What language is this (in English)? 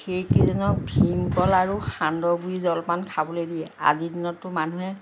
Assamese